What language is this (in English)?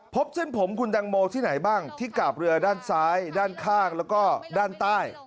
Thai